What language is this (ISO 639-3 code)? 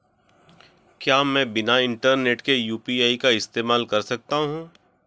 hin